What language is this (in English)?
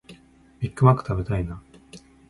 Japanese